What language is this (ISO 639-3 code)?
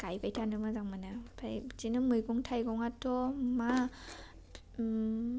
brx